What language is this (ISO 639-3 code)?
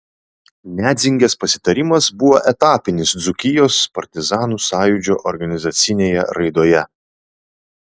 lit